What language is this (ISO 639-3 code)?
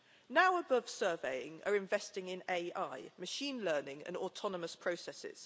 eng